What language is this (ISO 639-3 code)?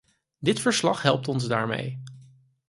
nld